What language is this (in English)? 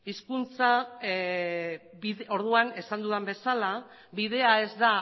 Basque